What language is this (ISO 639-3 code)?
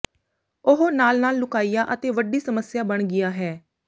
pan